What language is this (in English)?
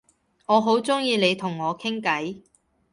Cantonese